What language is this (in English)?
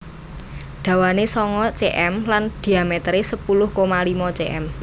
Javanese